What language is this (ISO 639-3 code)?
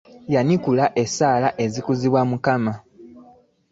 lug